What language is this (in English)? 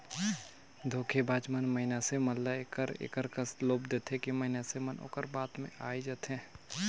Chhattisgarhi